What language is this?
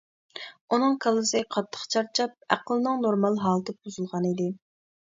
Uyghur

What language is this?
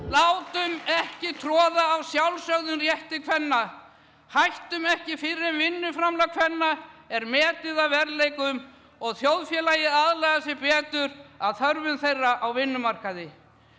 Icelandic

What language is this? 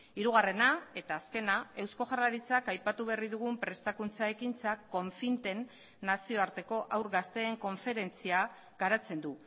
Basque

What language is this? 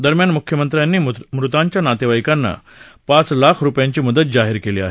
Marathi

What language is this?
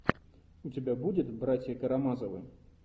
Russian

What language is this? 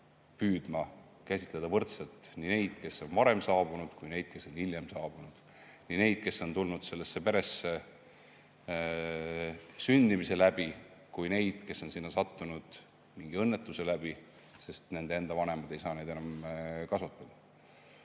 Estonian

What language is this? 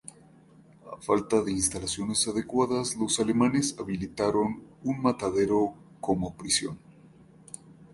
Spanish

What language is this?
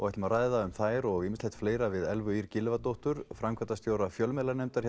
Icelandic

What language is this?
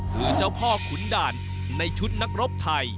Thai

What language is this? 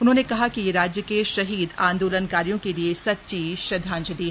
Hindi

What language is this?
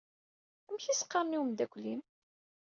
Kabyle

